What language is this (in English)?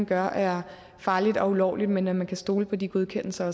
Danish